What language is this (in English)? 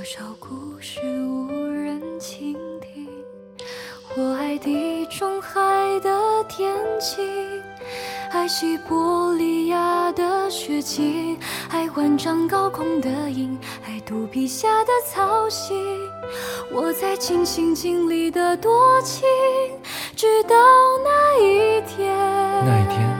Chinese